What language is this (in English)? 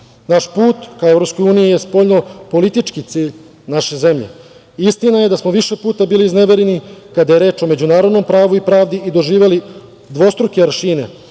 Serbian